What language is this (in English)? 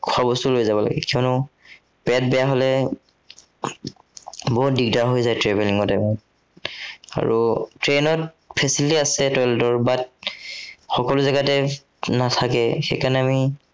Assamese